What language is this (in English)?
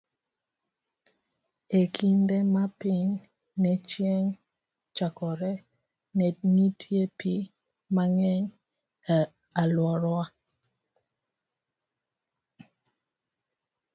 Luo (Kenya and Tanzania)